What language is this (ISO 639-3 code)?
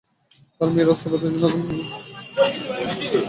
ben